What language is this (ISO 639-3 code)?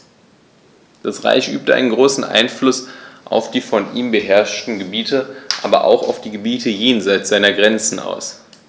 deu